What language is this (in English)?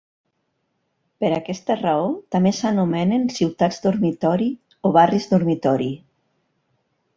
Catalan